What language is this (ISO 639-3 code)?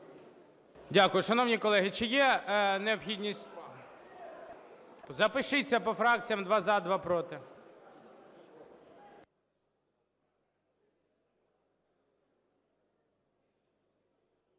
ukr